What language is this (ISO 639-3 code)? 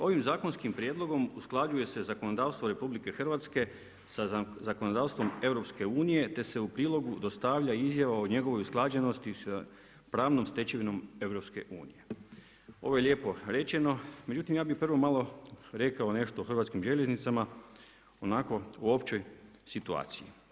hrv